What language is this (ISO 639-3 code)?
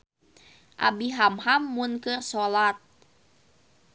sun